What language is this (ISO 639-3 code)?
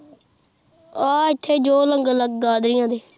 pan